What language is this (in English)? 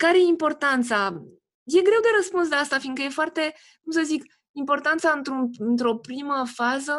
Romanian